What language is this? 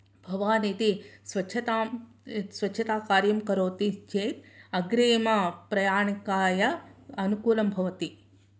Sanskrit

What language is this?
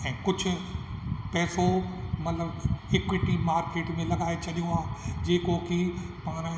Sindhi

